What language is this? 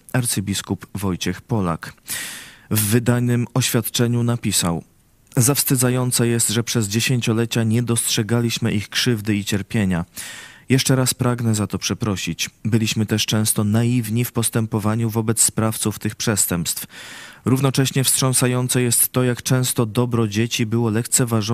Polish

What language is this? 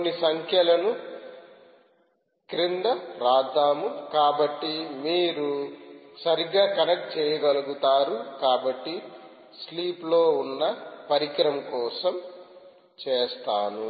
Telugu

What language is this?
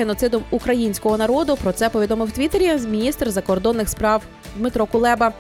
Ukrainian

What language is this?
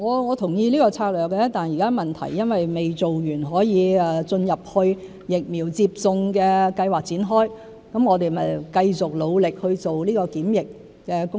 Cantonese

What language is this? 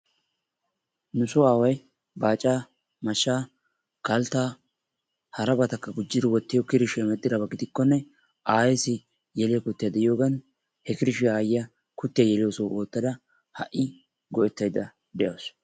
Wolaytta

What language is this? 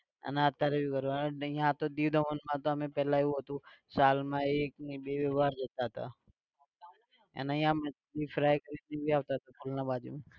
Gujarati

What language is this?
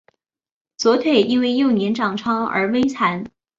Chinese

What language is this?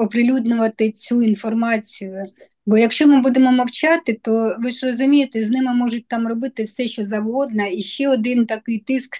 Ukrainian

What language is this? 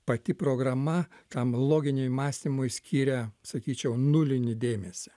Lithuanian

